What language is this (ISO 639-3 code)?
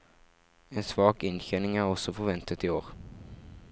nor